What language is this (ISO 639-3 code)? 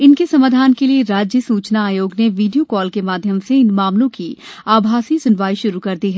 hin